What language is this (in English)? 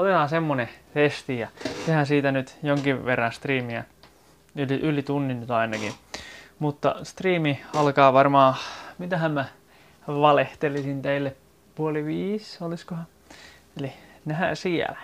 Finnish